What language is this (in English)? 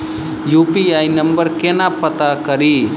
Maithili